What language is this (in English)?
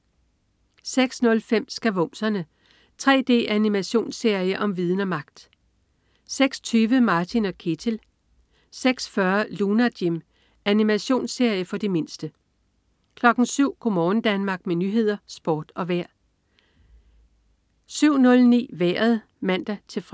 Danish